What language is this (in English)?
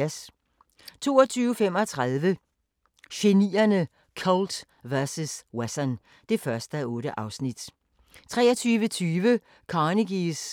Danish